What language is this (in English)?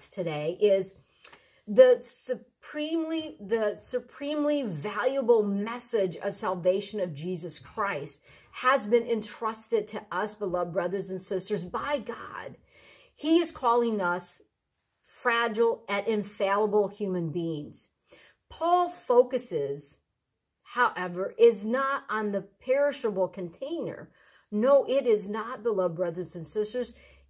English